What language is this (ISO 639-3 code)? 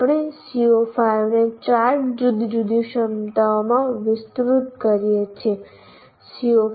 guj